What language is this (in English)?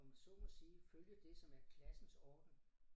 Danish